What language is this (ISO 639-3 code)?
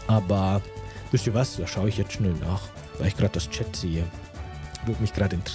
deu